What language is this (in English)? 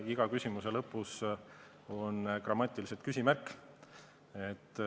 Estonian